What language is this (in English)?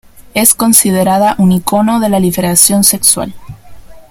Spanish